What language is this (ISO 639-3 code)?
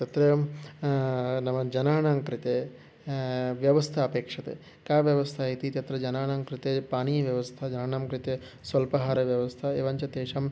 san